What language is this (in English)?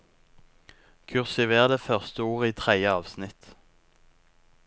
Norwegian